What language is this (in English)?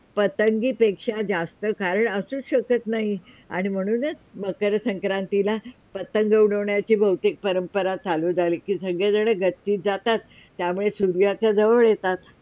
Marathi